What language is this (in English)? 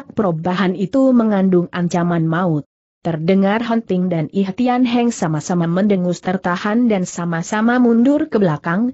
Indonesian